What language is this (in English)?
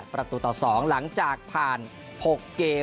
Thai